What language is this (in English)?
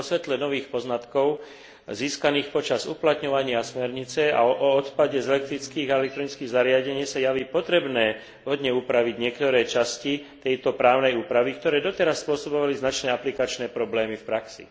Slovak